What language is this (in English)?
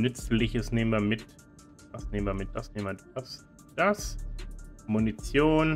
German